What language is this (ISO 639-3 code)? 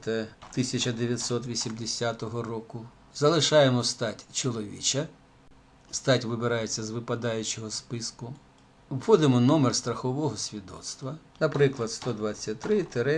rus